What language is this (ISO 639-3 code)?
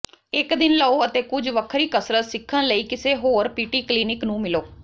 pan